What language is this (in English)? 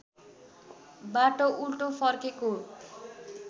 Nepali